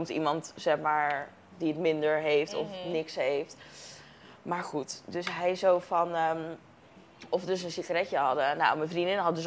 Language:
Dutch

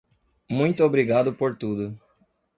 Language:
Portuguese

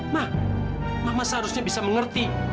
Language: Indonesian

